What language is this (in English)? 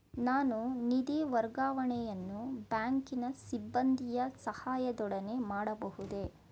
Kannada